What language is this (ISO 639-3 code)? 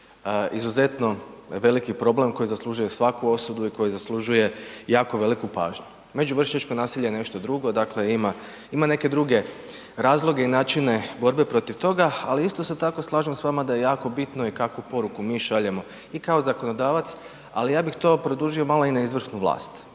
hrv